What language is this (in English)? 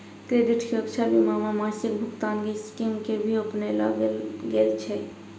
Maithili